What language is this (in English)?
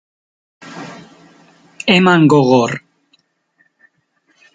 Basque